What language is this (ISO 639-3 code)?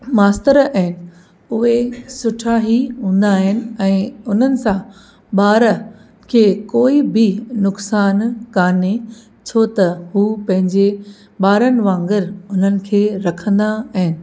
snd